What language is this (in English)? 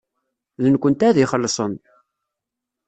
Kabyle